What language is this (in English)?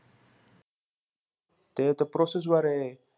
Marathi